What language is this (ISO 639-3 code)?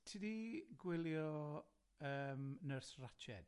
cym